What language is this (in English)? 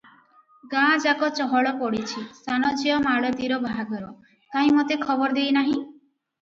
Odia